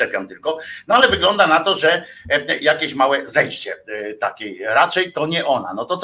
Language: Polish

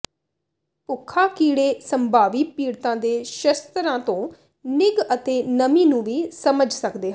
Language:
Punjabi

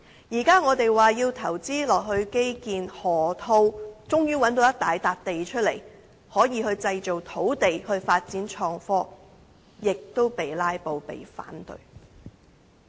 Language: Cantonese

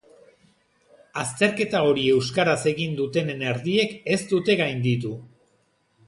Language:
Basque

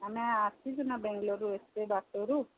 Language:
Odia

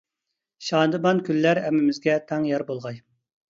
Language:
Uyghur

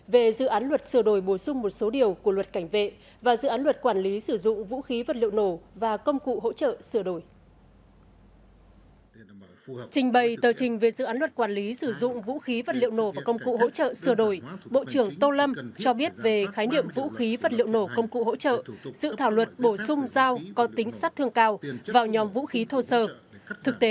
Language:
Vietnamese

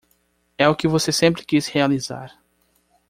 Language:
Portuguese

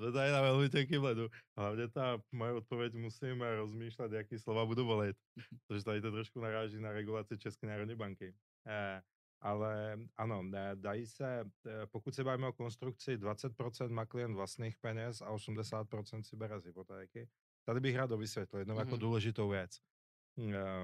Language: Czech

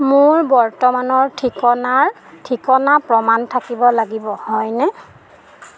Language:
Assamese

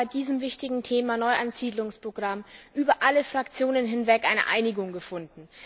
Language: German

